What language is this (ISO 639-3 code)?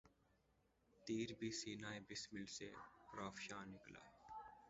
urd